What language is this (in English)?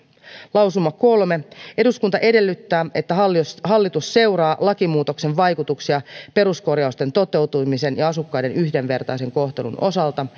Finnish